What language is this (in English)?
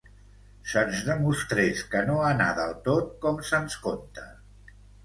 Catalan